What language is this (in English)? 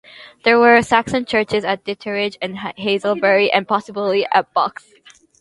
English